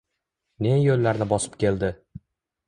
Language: Uzbek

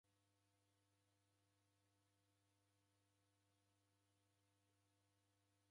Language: Taita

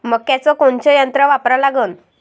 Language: Marathi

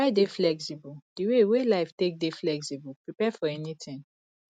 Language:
Nigerian Pidgin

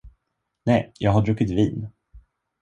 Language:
Swedish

